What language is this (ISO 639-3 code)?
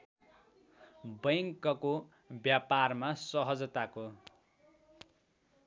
nep